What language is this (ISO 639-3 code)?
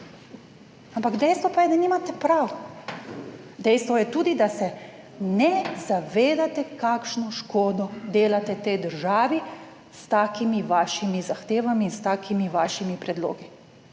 slv